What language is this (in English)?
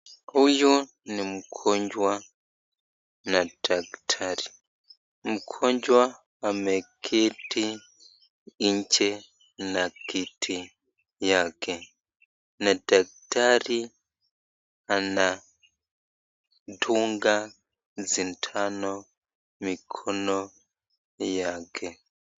Swahili